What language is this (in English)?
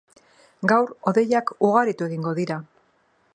Basque